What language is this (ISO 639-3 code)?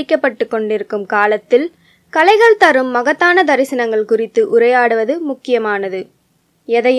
tam